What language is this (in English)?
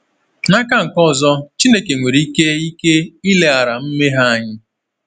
Igbo